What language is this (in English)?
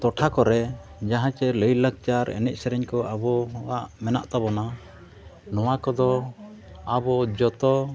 Santali